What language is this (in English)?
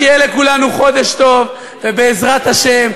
Hebrew